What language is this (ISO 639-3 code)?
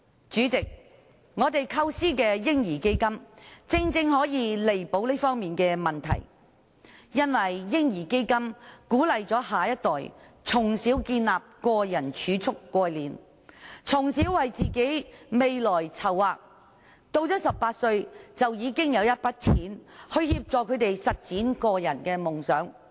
yue